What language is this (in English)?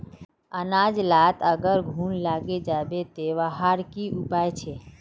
Magahi